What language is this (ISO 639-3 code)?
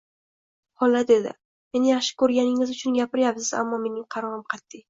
uzb